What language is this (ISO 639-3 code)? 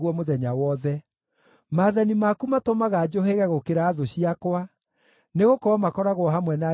kik